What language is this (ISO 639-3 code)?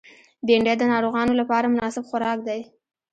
pus